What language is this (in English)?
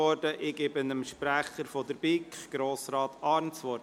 Swiss German